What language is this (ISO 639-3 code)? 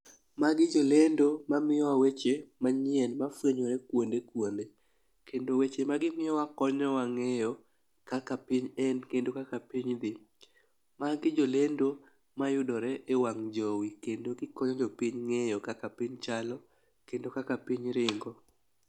luo